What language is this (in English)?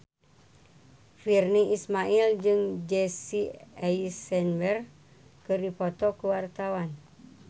Sundanese